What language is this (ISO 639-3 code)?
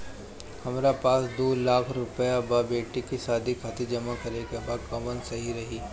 bho